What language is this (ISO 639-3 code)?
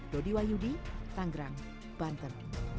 ind